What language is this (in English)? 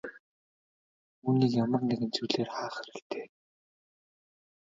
Mongolian